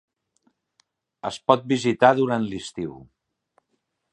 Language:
Catalan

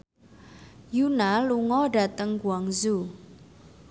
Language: Javanese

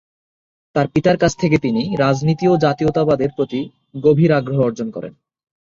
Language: Bangla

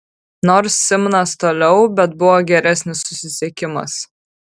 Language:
Lithuanian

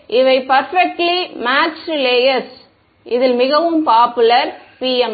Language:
Tamil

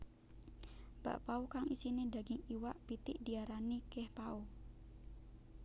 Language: Javanese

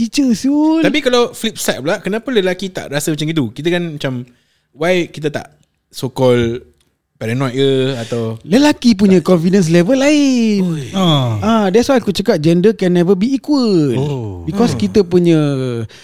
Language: Malay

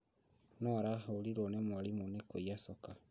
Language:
Kikuyu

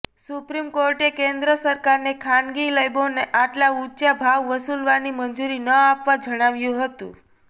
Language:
Gujarati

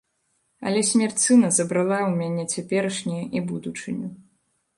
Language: Belarusian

